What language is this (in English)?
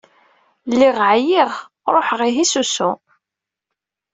Kabyle